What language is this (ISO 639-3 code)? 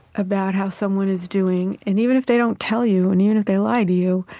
eng